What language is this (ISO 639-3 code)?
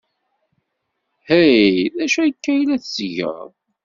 kab